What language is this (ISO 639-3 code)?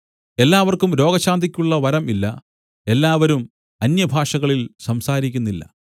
mal